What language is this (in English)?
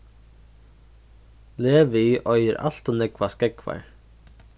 Faroese